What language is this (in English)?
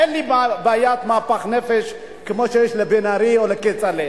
Hebrew